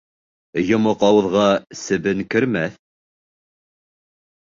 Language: Bashkir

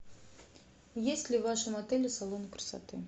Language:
Russian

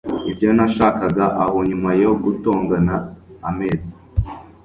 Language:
Kinyarwanda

